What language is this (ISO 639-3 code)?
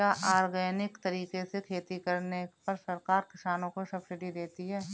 hin